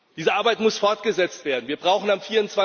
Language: German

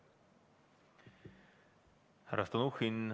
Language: Estonian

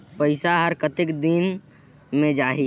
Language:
Chhattisgarhi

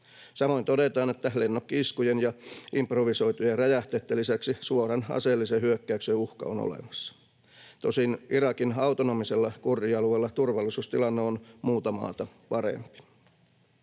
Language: Finnish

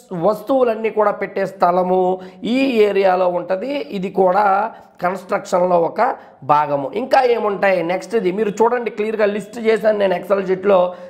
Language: Telugu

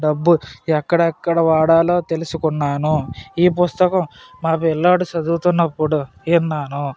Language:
Telugu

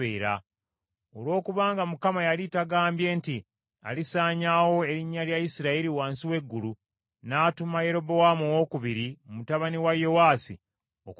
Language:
Ganda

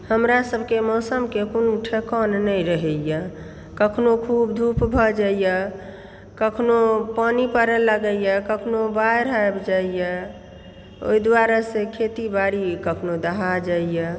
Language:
Maithili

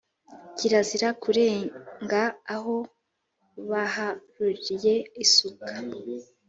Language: Kinyarwanda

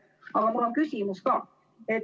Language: Estonian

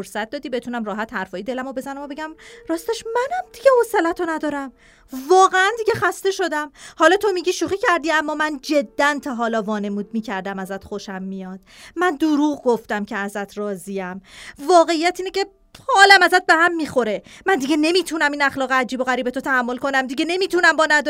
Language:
Persian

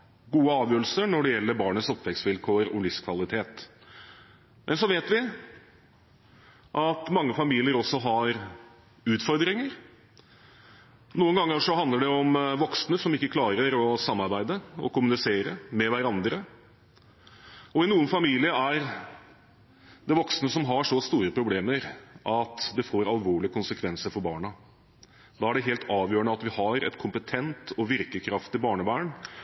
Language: Norwegian Bokmål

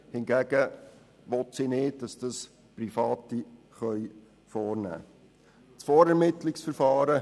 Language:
Swiss German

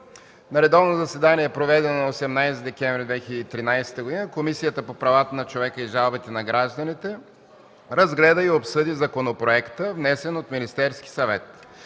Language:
Bulgarian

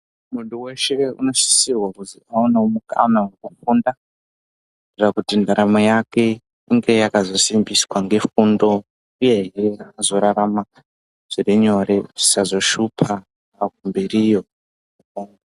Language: Ndau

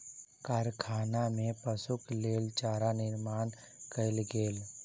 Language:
Maithili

